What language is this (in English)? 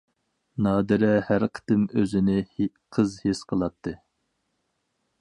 Uyghur